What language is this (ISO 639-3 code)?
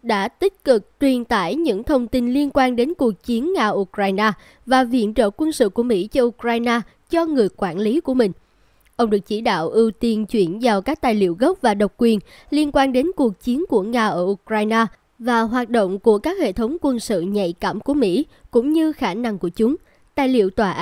vie